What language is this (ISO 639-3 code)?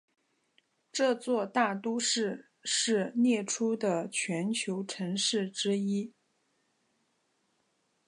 zho